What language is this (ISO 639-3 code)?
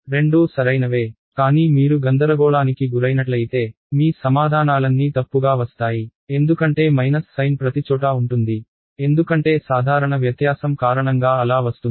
tel